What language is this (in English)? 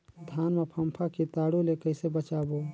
Chhattisgarhi